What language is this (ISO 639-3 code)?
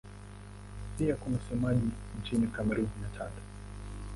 swa